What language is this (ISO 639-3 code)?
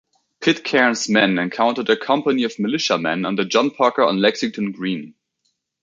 eng